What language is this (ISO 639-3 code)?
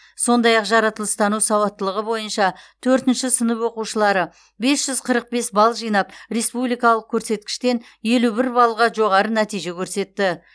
kaz